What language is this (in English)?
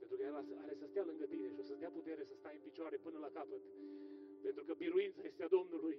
Romanian